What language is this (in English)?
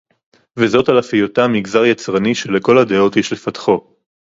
Hebrew